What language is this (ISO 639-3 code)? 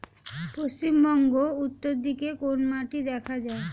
ben